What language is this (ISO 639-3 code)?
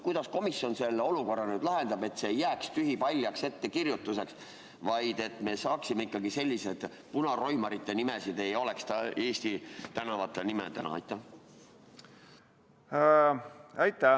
est